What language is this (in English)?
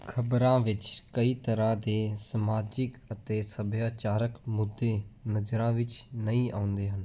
Punjabi